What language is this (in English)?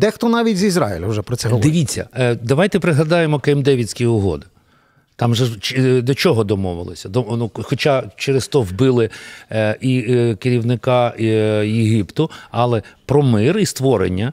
Ukrainian